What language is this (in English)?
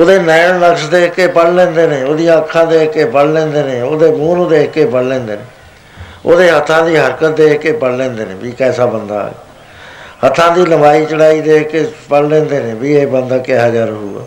Punjabi